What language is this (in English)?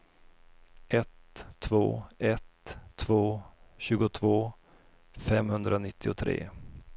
Swedish